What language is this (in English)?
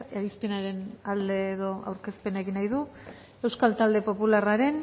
Basque